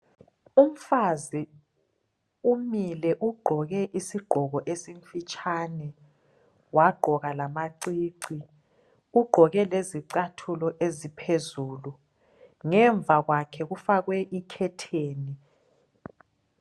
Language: North Ndebele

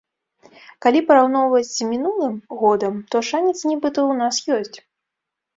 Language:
Belarusian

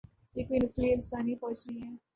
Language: Urdu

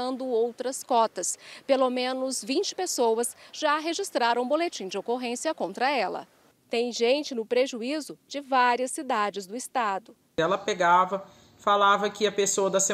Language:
Portuguese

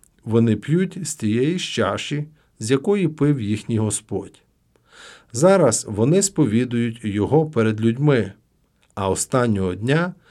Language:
Ukrainian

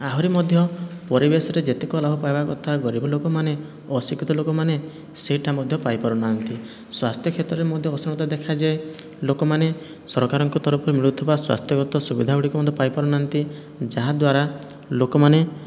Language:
Odia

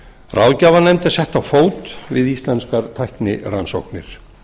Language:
Icelandic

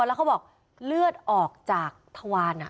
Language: Thai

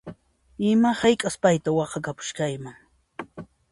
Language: Puno Quechua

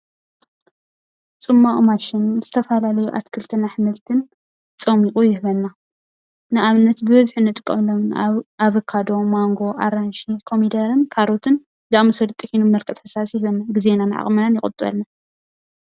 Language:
Tigrinya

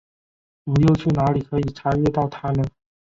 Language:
Chinese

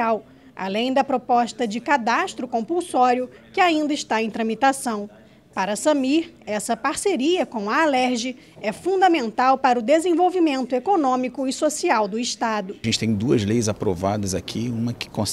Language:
Portuguese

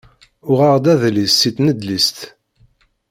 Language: Kabyle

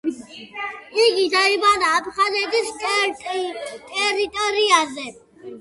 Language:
Georgian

